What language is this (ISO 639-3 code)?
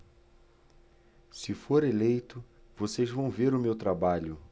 por